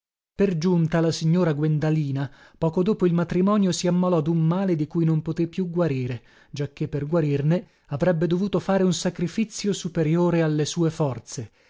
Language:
Italian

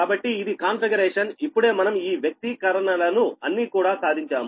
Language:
Telugu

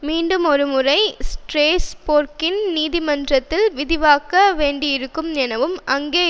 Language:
Tamil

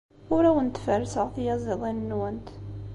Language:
Kabyle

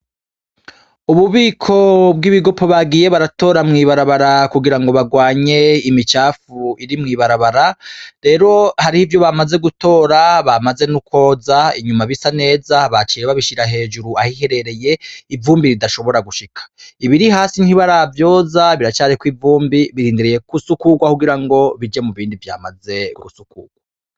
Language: Rundi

